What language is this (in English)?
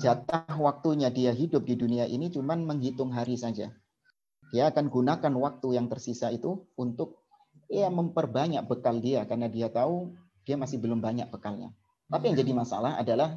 Indonesian